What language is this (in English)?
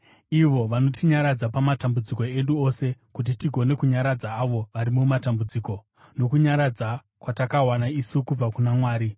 Shona